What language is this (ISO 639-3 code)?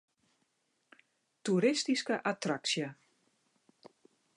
fry